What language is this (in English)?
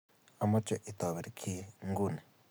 Kalenjin